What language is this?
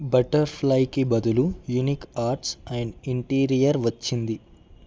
Telugu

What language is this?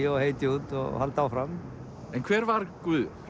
Icelandic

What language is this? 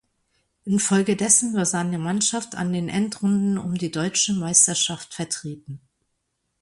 German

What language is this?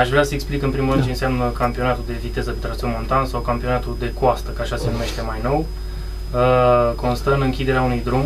Romanian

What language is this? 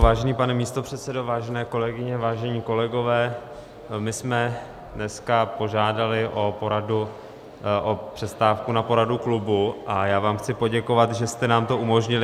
Czech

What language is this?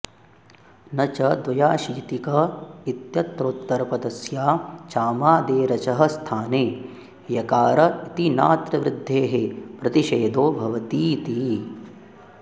Sanskrit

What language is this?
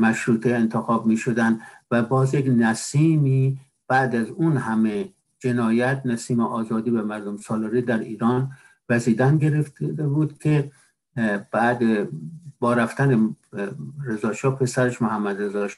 Persian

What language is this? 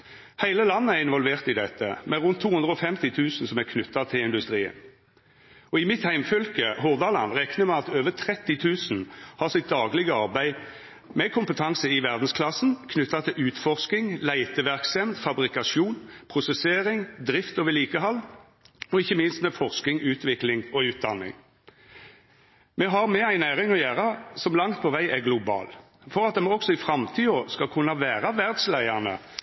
Norwegian Nynorsk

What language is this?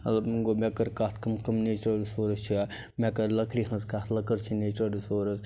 Kashmiri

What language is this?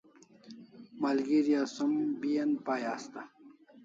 Kalasha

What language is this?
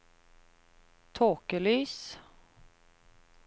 Norwegian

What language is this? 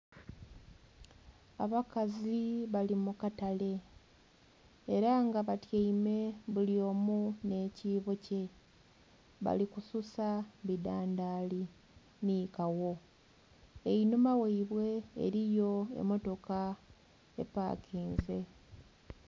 Soga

